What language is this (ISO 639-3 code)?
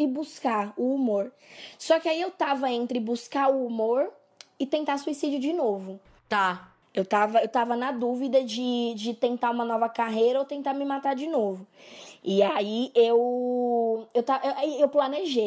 por